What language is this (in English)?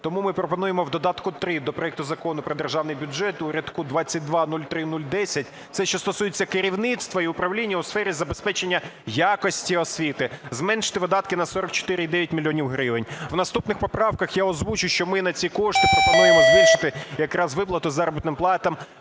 Ukrainian